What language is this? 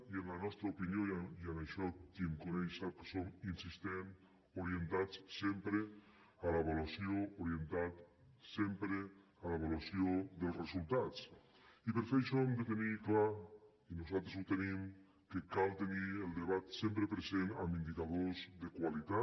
Catalan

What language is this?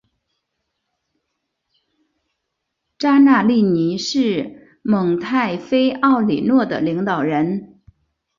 Chinese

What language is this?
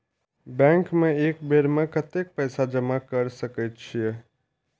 Maithili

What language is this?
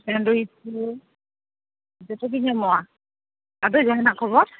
Santali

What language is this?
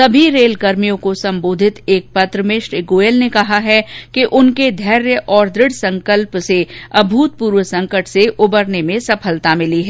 Hindi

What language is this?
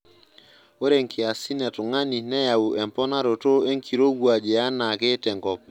Masai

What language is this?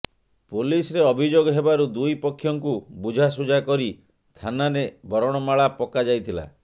Odia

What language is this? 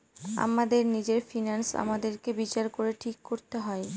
Bangla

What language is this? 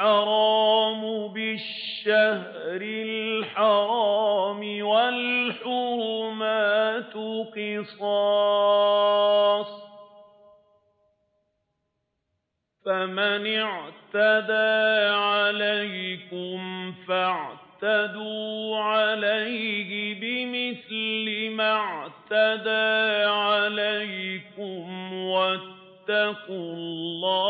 Arabic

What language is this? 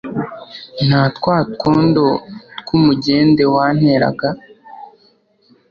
Kinyarwanda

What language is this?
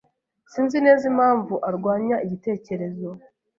Kinyarwanda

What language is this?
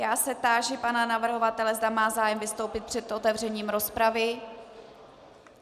Czech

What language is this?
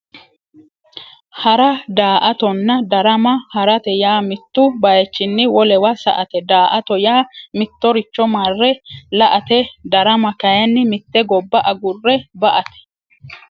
Sidamo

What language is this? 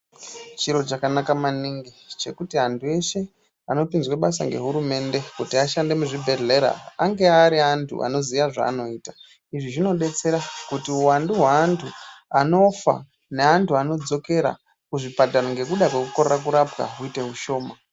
Ndau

